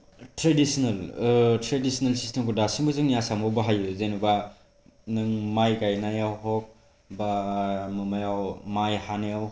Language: Bodo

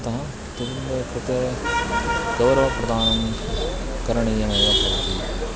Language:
Sanskrit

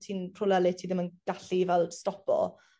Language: Welsh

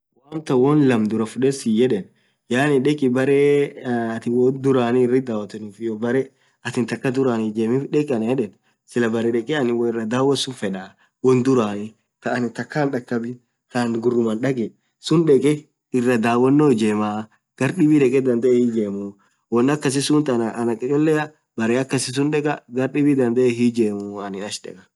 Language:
Orma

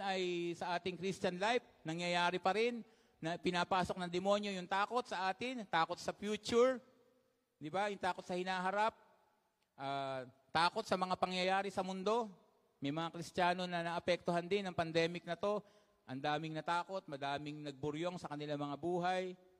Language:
Filipino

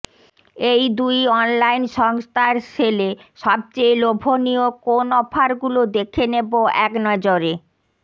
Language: Bangla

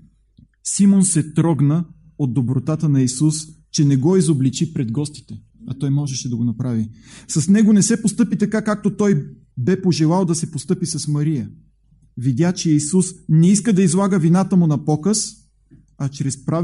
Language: Bulgarian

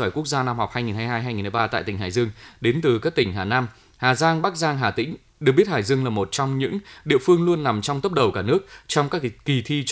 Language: Vietnamese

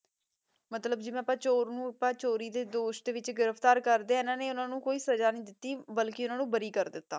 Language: Punjabi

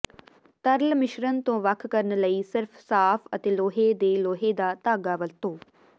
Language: Punjabi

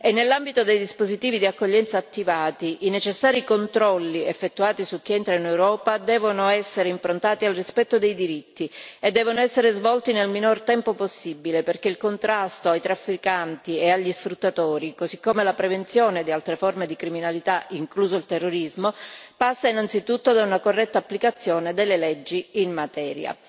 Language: Italian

